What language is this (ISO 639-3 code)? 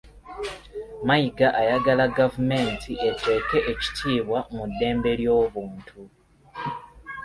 lug